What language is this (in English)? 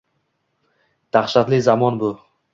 Uzbek